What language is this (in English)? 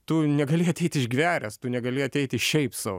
Lithuanian